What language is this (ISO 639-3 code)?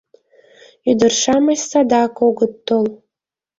chm